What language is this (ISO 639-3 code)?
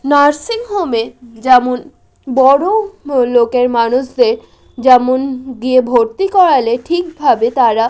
ben